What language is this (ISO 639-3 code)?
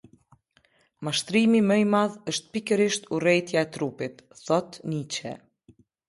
sqi